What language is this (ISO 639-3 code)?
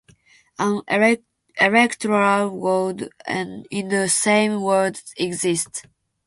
eng